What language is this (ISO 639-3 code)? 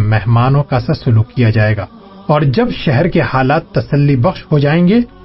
urd